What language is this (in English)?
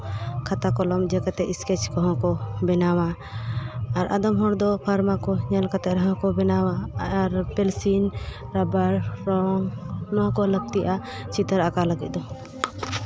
Santali